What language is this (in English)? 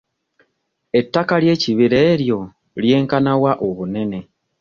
Ganda